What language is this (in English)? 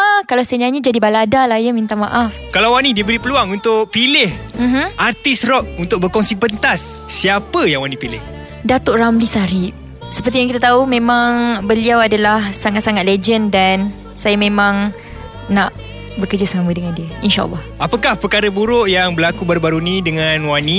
Malay